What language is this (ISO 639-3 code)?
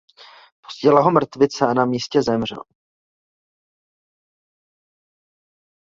ces